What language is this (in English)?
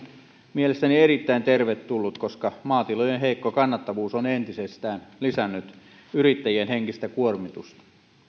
Finnish